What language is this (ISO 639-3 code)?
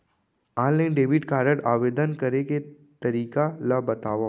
hne